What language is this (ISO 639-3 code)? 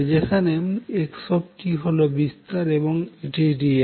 ben